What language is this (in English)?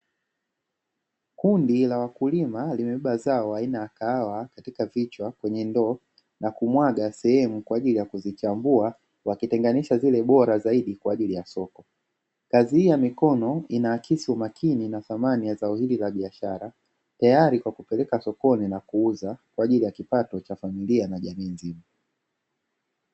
Swahili